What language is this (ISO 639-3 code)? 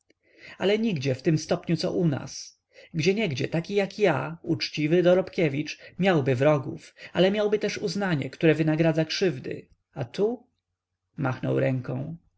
pol